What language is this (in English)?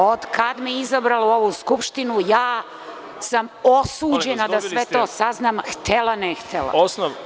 Serbian